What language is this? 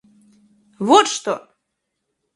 Russian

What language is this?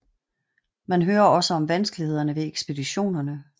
Danish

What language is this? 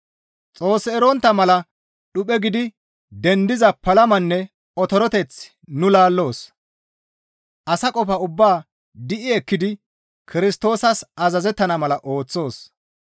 Gamo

